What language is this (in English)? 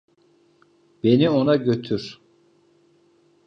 Turkish